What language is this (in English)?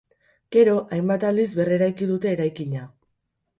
Basque